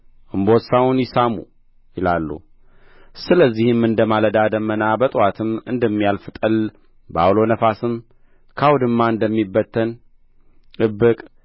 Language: Amharic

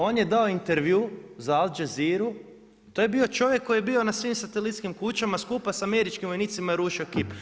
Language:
Croatian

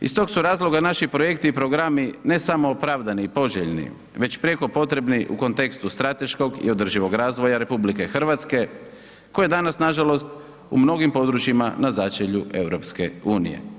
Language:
Croatian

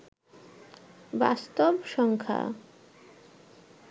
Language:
Bangla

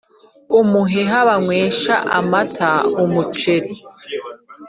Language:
Kinyarwanda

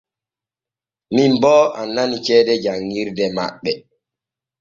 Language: Borgu Fulfulde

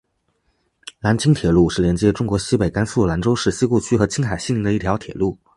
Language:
Chinese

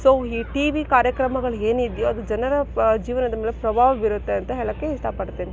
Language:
Kannada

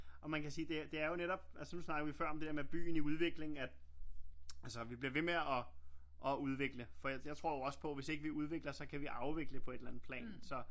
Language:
Danish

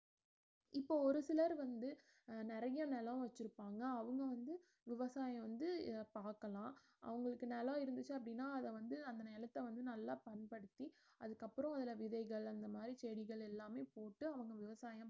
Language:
Tamil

